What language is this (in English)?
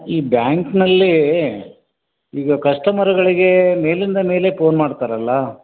Kannada